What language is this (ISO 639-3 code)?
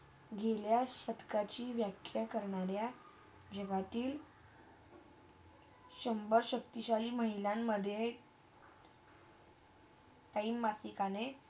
mar